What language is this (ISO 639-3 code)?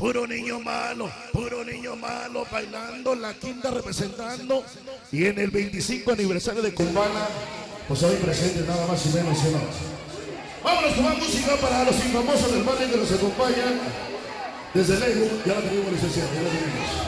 spa